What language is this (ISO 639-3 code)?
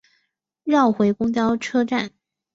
zho